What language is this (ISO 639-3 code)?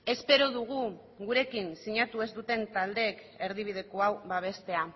eus